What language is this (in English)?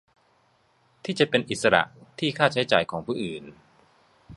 Thai